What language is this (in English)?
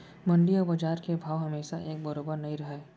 Chhattisgarhi